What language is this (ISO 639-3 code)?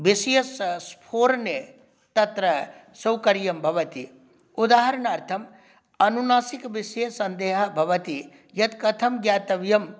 san